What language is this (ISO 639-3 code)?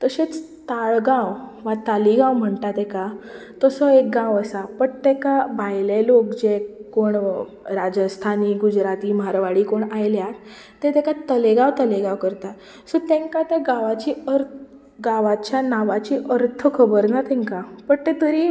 kok